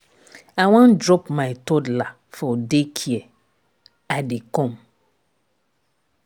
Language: Nigerian Pidgin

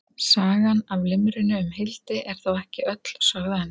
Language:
Icelandic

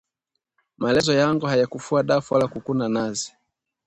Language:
Swahili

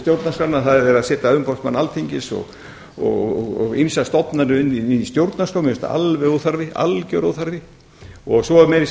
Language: Icelandic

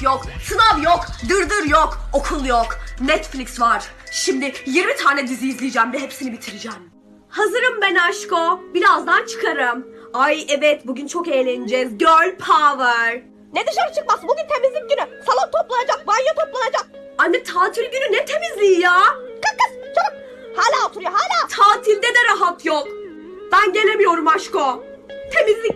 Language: Turkish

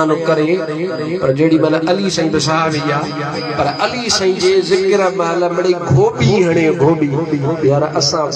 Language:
Arabic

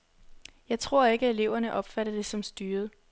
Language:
Danish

